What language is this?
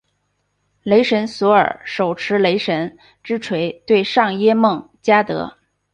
Chinese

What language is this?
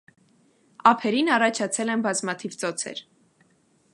Armenian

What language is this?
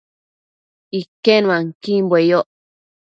Matsés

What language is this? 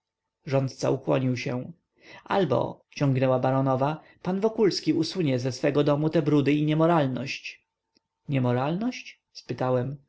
Polish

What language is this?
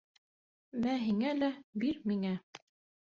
Bashkir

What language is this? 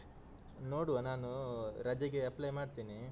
Kannada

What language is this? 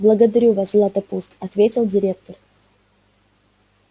Russian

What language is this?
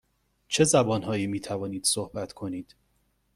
Persian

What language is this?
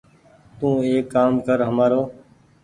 Goaria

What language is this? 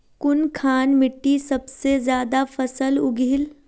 Magahi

